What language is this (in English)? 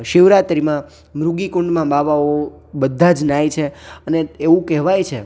Gujarati